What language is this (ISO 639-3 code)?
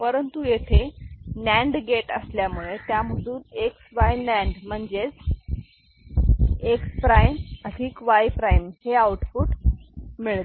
mar